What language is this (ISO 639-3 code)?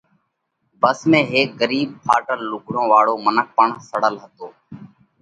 kvx